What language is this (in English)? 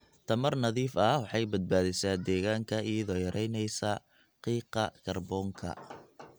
Somali